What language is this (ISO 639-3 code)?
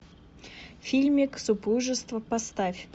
rus